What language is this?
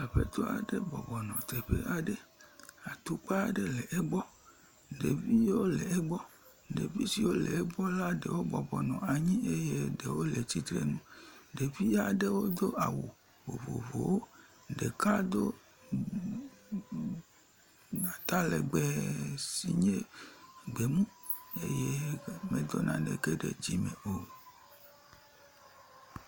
Ewe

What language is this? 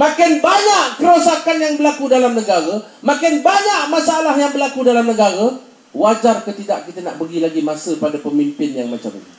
Malay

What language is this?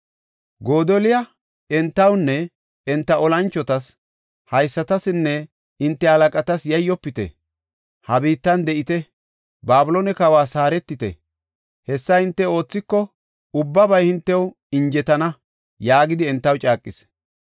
Gofa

